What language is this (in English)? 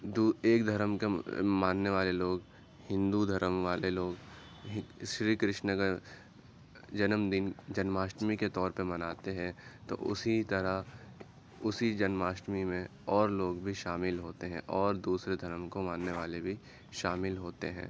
Urdu